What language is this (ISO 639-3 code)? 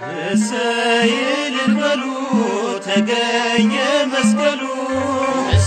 amh